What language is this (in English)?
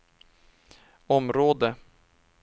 Swedish